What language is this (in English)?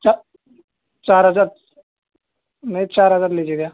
Urdu